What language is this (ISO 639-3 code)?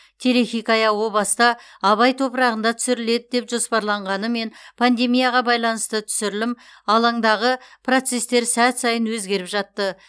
kaz